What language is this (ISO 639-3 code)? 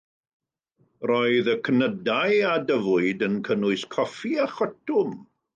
cym